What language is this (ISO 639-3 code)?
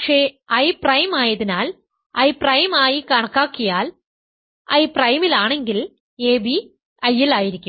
mal